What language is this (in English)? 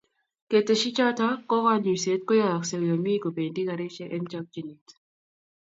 Kalenjin